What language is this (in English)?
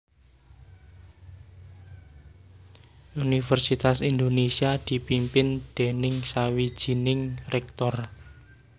Javanese